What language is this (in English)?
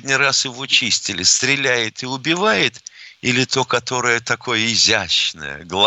Russian